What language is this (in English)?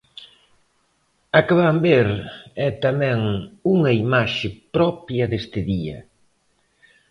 Galician